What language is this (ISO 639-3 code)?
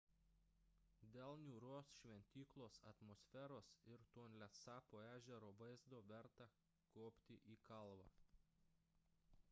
lit